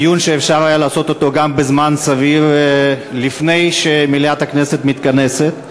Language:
Hebrew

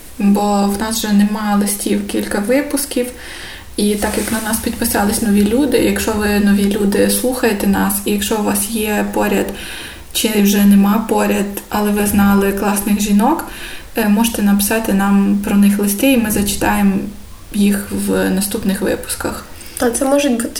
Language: Ukrainian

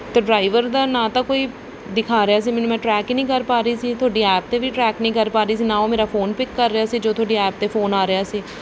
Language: Punjabi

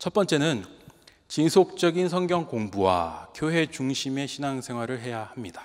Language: Korean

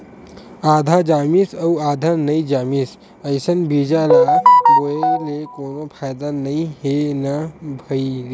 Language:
Chhattisgarhi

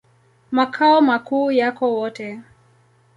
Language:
Swahili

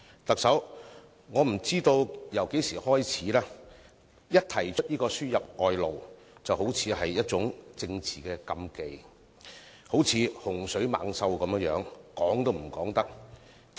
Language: Cantonese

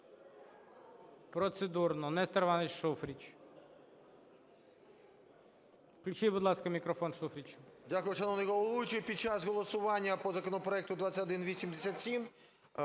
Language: Ukrainian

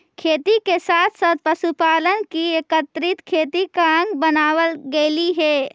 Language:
Magahi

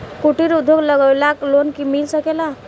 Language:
Bhojpuri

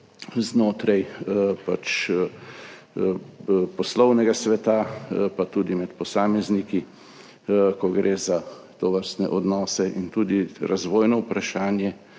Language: Slovenian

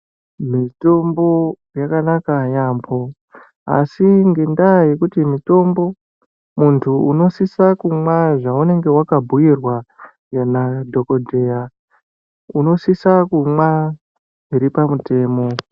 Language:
Ndau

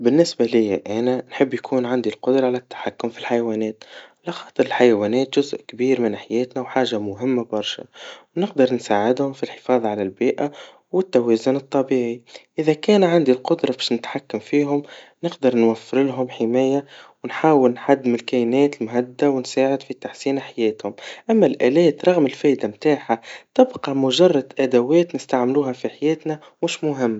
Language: Tunisian Arabic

